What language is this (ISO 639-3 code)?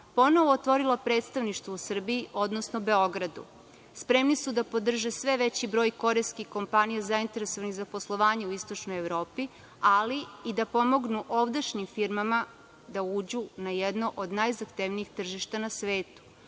srp